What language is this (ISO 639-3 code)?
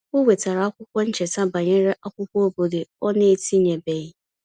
ibo